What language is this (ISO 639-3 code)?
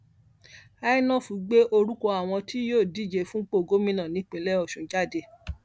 yor